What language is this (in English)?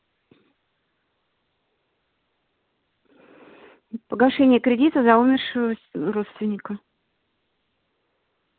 Russian